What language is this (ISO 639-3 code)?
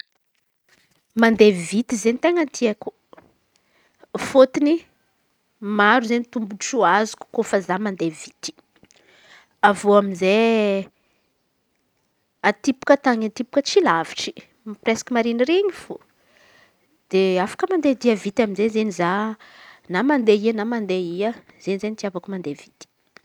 xmv